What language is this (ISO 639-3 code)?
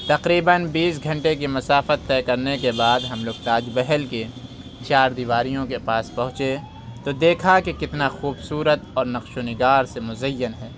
urd